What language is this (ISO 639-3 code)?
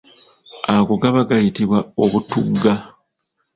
lug